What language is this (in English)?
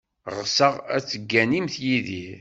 Kabyle